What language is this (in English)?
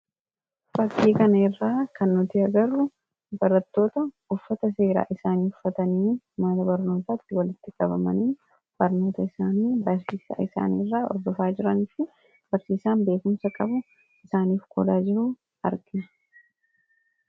Oromo